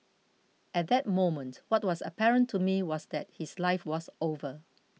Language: English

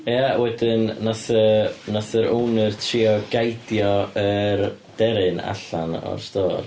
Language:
Welsh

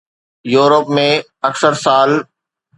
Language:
Sindhi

